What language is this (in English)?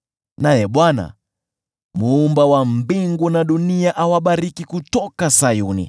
Swahili